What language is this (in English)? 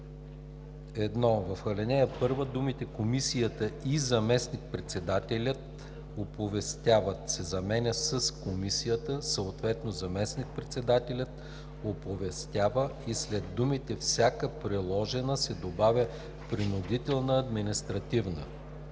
Bulgarian